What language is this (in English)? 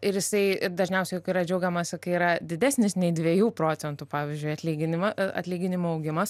Lithuanian